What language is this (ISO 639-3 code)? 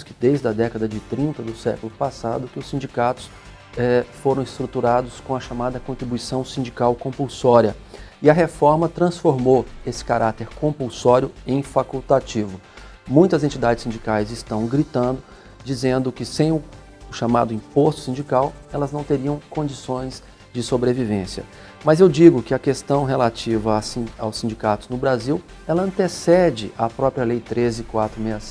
por